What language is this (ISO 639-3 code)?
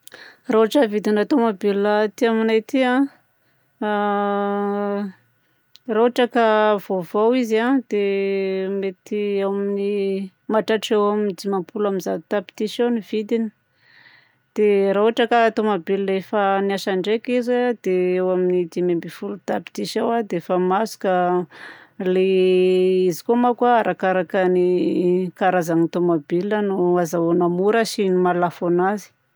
bzc